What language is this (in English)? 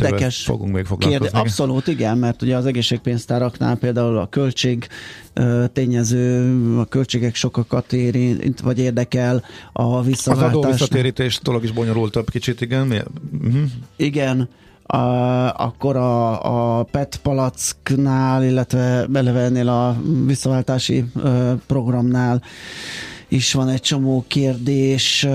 Hungarian